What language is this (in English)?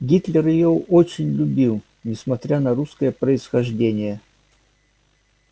Russian